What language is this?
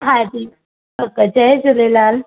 Sindhi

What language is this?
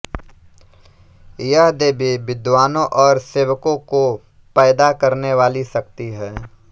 Hindi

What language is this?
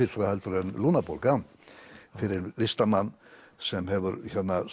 Icelandic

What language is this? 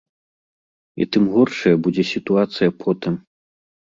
Belarusian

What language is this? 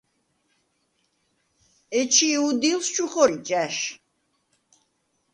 Svan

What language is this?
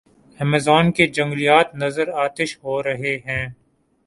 Urdu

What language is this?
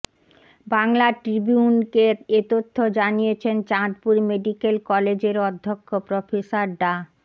Bangla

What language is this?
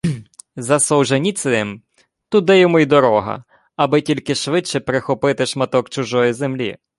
Ukrainian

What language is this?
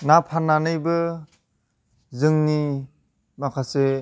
Bodo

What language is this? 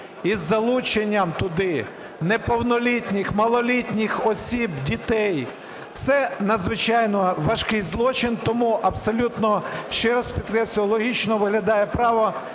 Ukrainian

